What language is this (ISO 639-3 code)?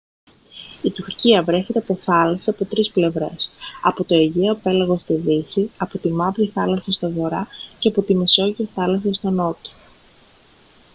ell